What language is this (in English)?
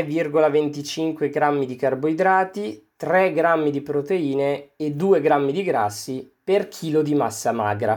Italian